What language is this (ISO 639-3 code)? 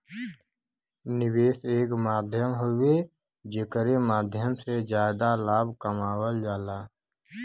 bho